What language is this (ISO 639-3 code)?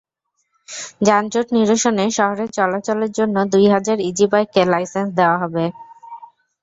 ben